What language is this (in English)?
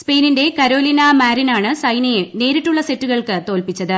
Malayalam